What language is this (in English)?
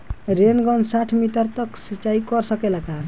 Bhojpuri